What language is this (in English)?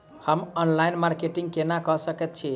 Maithili